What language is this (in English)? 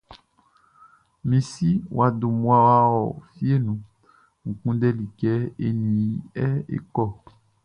Baoulé